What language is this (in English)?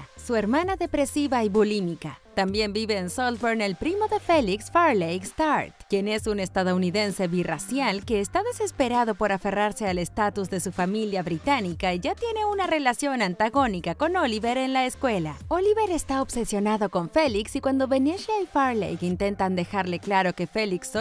Spanish